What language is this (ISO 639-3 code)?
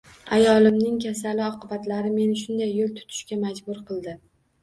uzb